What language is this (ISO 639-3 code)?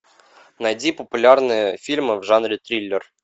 rus